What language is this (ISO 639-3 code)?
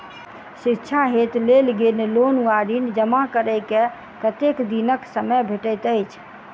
mai